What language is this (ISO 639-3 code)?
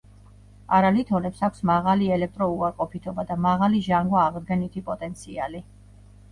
kat